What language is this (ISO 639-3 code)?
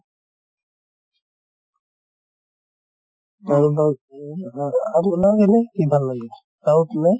asm